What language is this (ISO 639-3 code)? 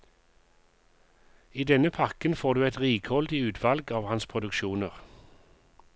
nor